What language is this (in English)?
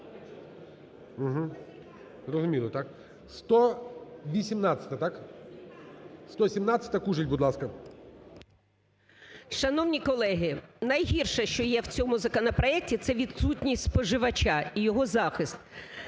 Ukrainian